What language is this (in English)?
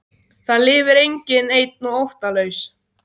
Icelandic